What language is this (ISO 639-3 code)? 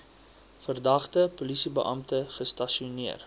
afr